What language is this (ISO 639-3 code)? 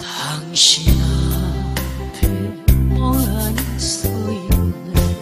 kor